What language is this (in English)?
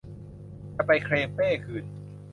Thai